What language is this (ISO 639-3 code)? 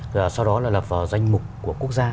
vie